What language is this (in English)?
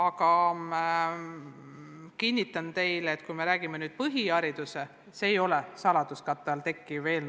Estonian